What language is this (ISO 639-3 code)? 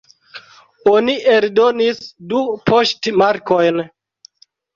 epo